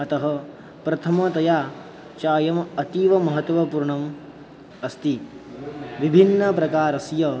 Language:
Sanskrit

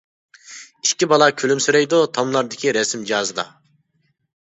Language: Uyghur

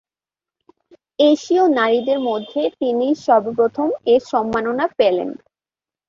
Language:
Bangla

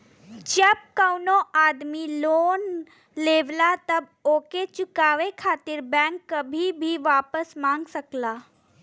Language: Bhojpuri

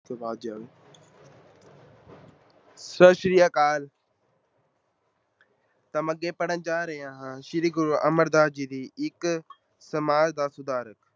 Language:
Punjabi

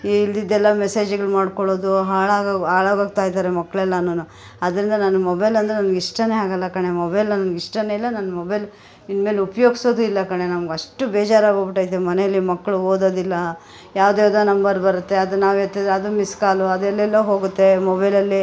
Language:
Kannada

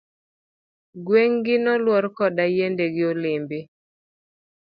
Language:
Luo (Kenya and Tanzania)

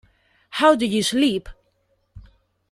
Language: Spanish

